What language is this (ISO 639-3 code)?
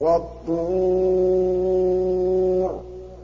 ara